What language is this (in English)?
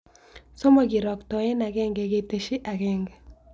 Kalenjin